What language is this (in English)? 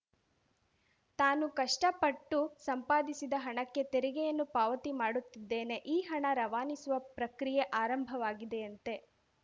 Kannada